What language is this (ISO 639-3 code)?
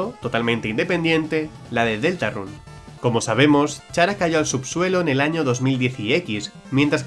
spa